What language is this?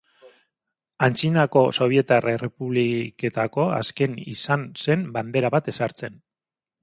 Basque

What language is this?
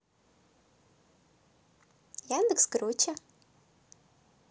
Russian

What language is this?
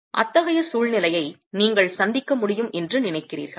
Tamil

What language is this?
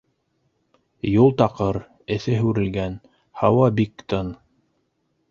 Bashkir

